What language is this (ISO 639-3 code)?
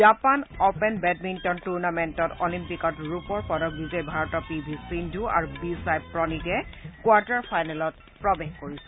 asm